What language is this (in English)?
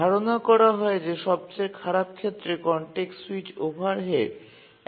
Bangla